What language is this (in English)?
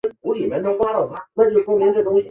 Chinese